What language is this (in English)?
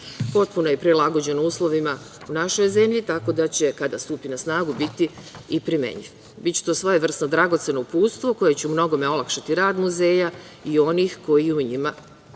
Serbian